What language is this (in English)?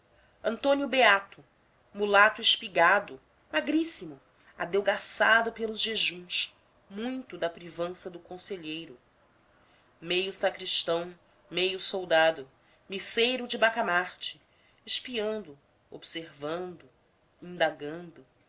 Portuguese